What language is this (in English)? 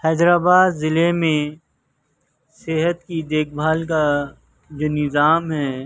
Urdu